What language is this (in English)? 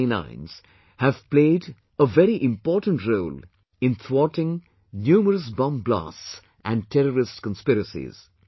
English